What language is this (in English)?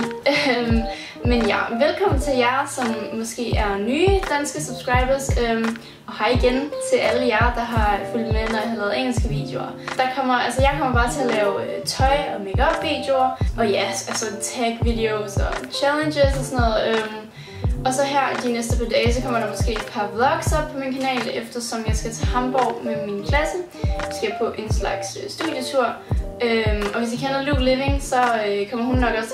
Danish